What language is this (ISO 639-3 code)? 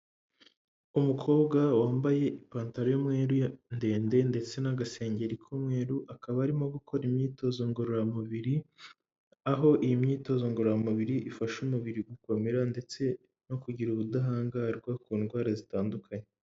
kin